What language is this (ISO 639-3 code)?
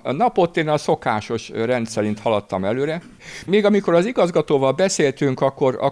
hun